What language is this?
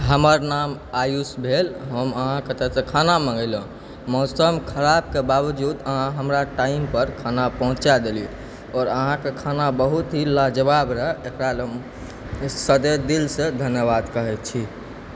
Maithili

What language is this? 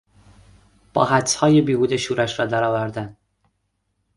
Persian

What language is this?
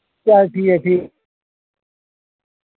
Dogri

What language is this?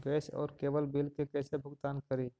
Magahi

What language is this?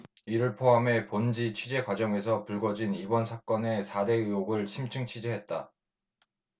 Korean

